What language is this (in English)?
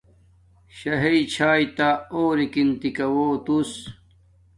Domaaki